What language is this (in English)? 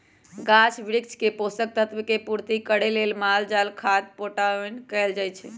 Magahi